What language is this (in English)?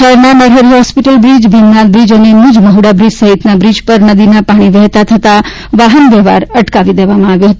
Gujarati